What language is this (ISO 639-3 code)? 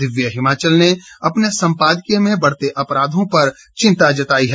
hin